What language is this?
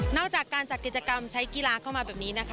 Thai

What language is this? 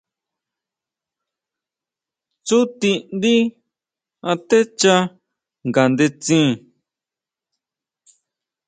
Huautla Mazatec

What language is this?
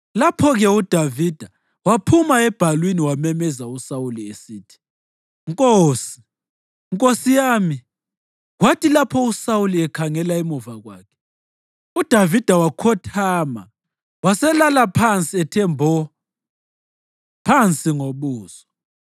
North Ndebele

